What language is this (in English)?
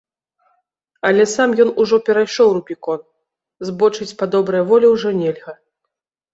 Belarusian